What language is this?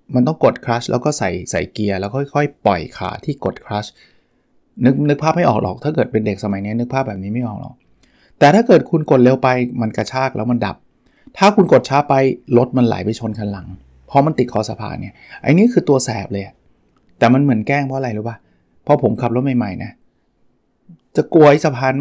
Thai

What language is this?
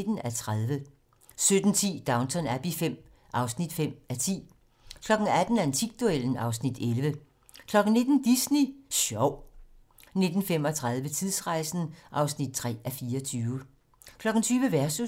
Danish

